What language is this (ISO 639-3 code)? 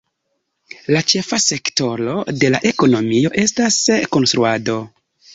epo